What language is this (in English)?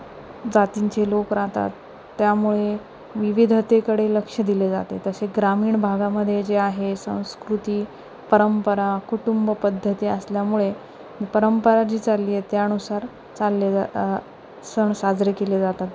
Marathi